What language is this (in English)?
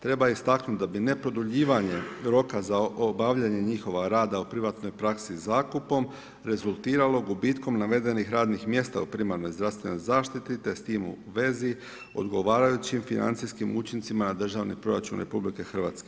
Croatian